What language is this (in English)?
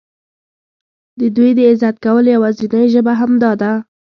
Pashto